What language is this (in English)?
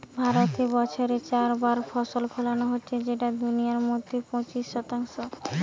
Bangla